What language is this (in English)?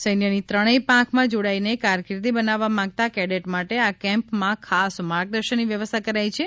Gujarati